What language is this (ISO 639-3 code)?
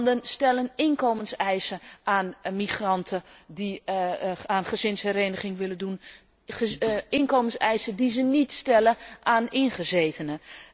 nld